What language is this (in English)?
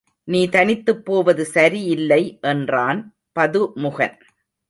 Tamil